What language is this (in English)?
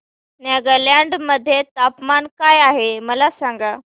Marathi